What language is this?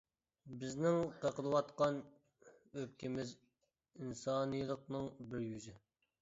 Uyghur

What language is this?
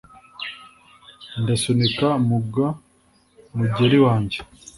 Kinyarwanda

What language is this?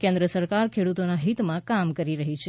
Gujarati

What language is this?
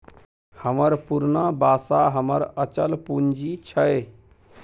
Maithili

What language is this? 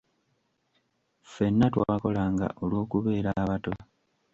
Ganda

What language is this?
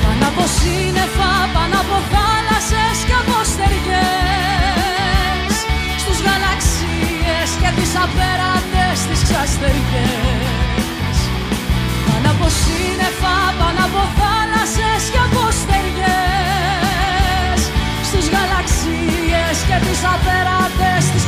Greek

